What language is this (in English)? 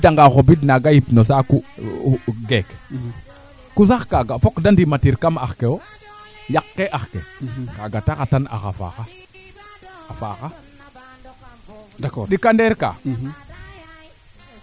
Serer